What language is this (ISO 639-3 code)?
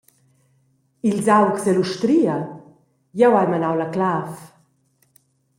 roh